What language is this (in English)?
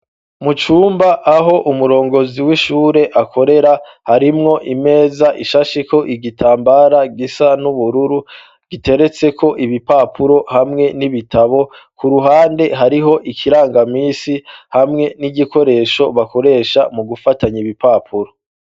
Rundi